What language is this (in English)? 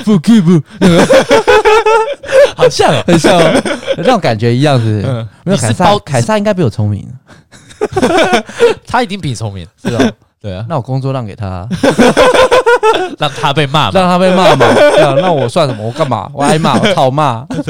Chinese